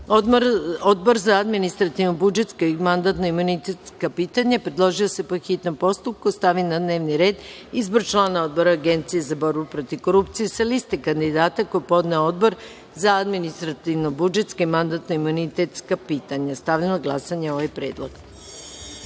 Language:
Serbian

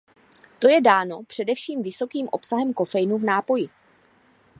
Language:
Czech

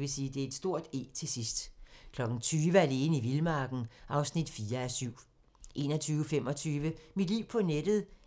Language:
Danish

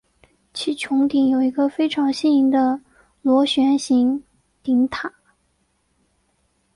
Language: Chinese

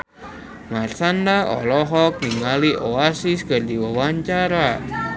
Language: Sundanese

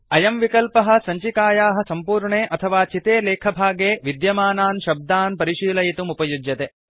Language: Sanskrit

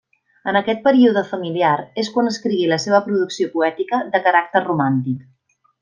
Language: Catalan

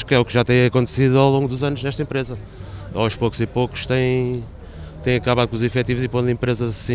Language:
Portuguese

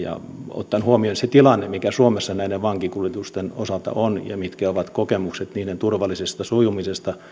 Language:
Finnish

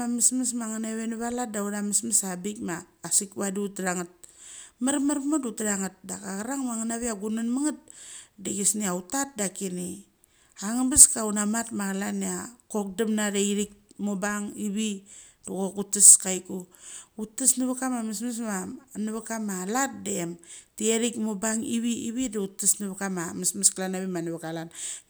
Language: Mali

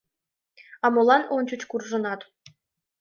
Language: Mari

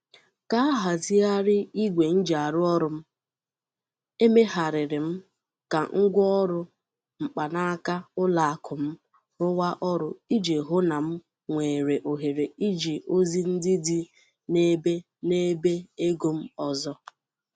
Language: Igbo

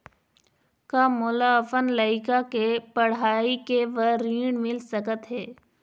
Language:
Chhattisgarhi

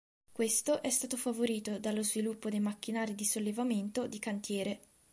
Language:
Italian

